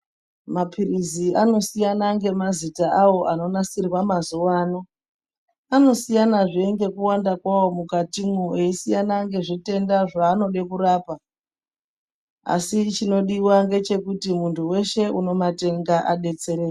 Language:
Ndau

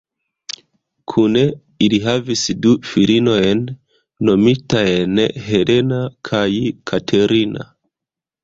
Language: Esperanto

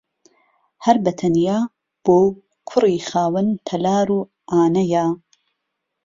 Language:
Central Kurdish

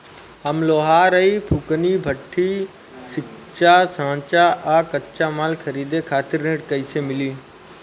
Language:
Bhojpuri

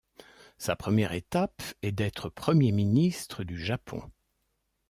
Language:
French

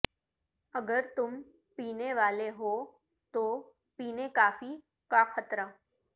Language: Urdu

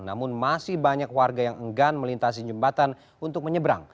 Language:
Indonesian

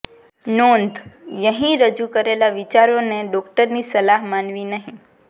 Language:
Gujarati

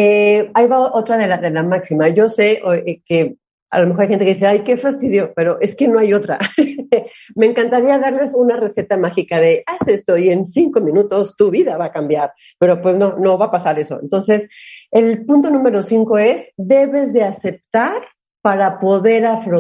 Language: Spanish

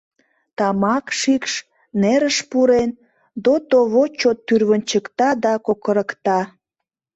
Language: Mari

